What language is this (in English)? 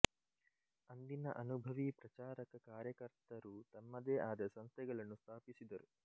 Kannada